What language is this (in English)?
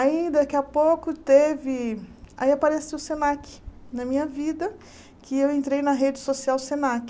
Portuguese